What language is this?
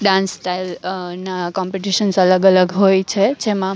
Gujarati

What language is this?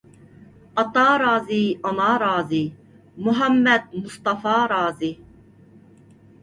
Uyghur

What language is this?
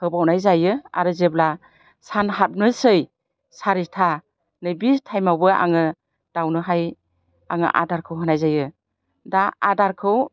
Bodo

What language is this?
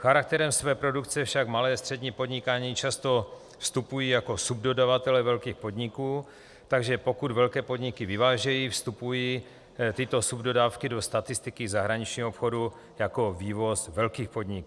Czech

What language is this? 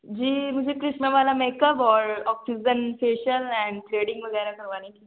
Urdu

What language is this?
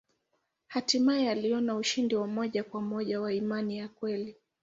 Swahili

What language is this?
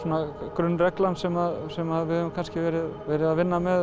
Icelandic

